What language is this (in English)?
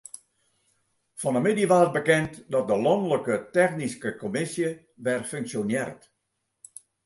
Western Frisian